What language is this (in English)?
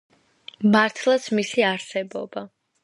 Georgian